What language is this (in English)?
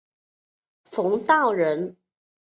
Chinese